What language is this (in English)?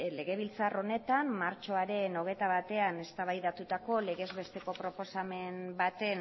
Basque